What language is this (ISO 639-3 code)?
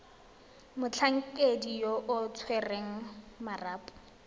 tsn